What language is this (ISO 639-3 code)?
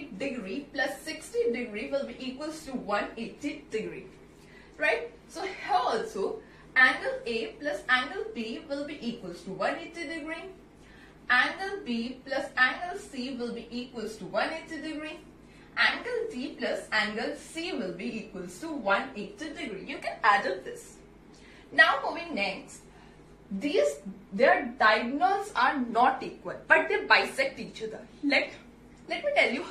eng